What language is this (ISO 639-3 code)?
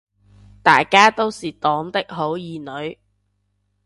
yue